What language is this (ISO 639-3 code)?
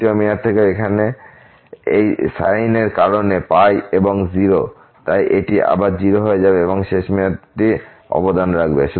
ben